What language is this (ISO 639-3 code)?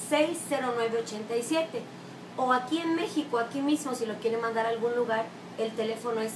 spa